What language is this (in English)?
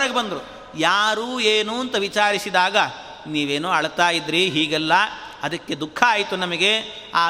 Kannada